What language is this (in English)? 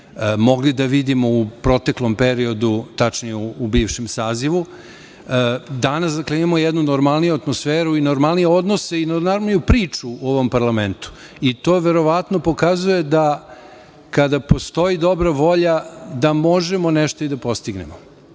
Serbian